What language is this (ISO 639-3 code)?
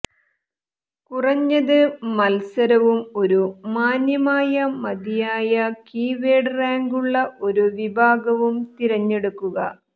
mal